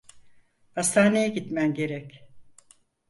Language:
Turkish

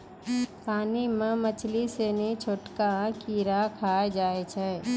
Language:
Maithili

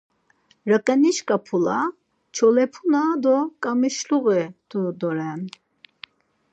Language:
Laz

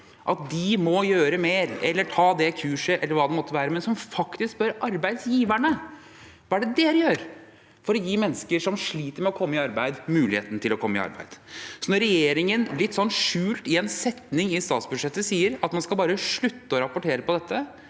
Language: Norwegian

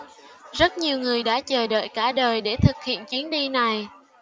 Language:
Vietnamese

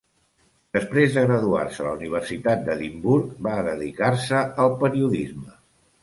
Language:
Catalan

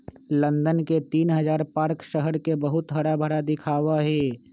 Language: Magahi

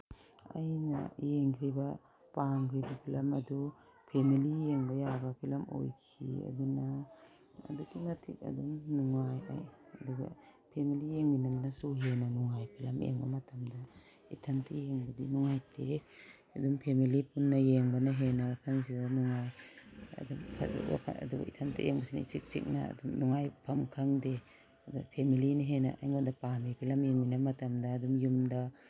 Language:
Manipuri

